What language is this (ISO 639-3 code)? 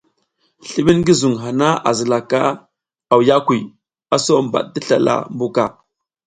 giz